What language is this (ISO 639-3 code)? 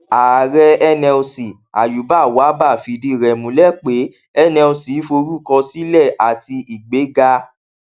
yor